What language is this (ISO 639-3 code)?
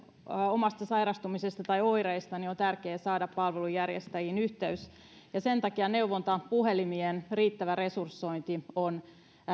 fin